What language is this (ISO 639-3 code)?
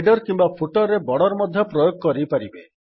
ori